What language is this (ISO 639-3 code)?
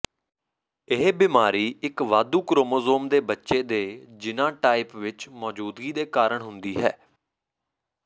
pan